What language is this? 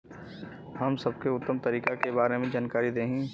Bhojpuri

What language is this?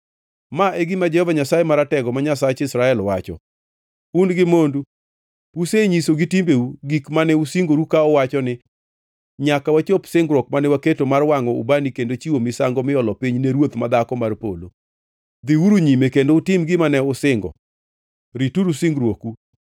Luo (Kenya and Tanzania)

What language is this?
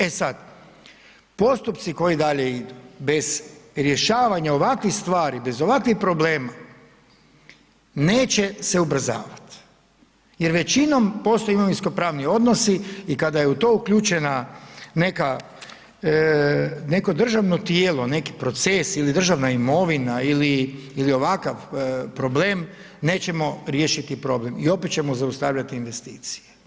Croatian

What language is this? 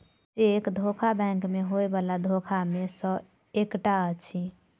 Maithili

